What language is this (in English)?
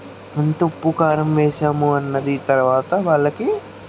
Telugu